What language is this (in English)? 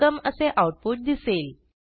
Marathi